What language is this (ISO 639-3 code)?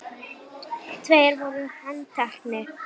isl